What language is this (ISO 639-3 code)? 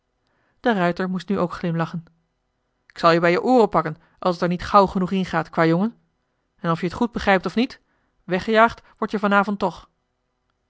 nld